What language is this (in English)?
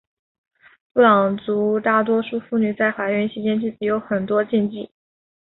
Chinese